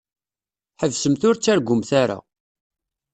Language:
Kabyle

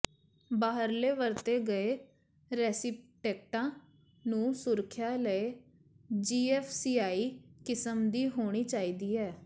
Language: Punjabi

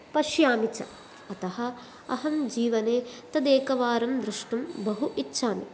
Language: Sanskrit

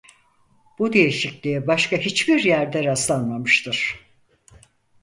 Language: Turkish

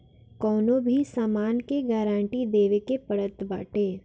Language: Bhojpuri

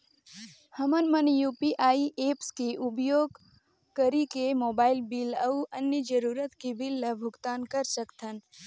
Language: Chhattisgarhi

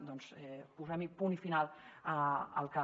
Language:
Catalan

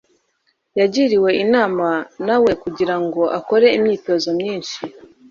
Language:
Kinyarwanda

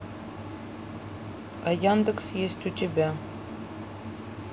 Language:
Russian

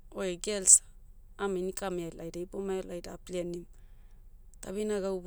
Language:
Motu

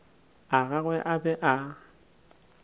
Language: Northern Sotho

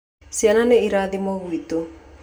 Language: Kikuyu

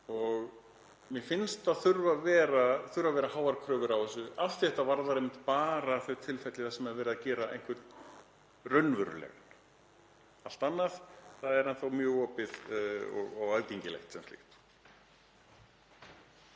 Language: Icelandic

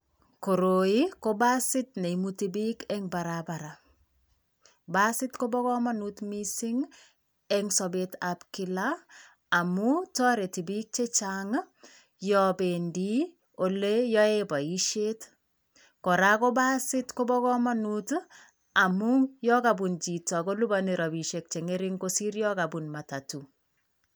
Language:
Kalenjin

